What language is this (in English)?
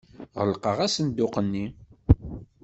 Kabyle